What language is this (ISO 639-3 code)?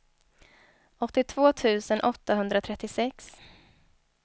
swe